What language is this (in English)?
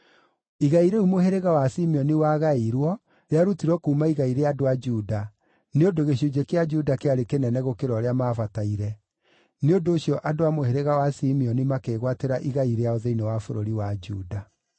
Kikuyu